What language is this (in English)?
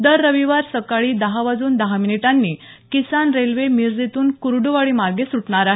Marathi